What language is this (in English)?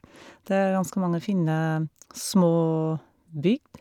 Norwegian